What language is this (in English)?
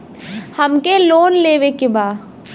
Bhojpuri